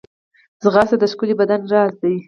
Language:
Pashto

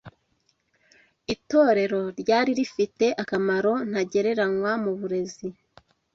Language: Kinyarwanda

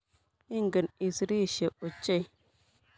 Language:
Kalenjin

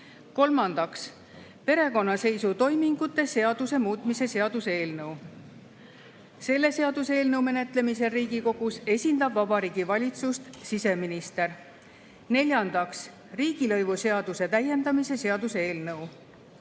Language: Estonian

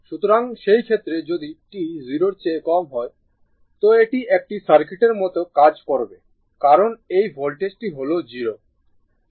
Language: Bangla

